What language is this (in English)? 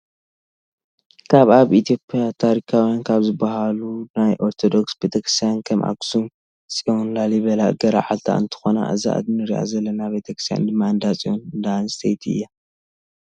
Tigrinya